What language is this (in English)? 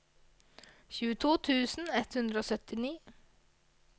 Norwegian